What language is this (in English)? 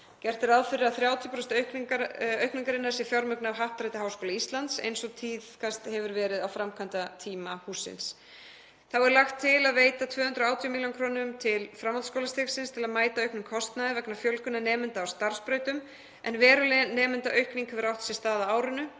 Icelandic